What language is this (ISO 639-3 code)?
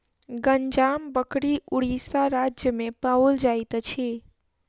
mai